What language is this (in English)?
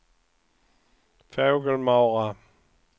Swedish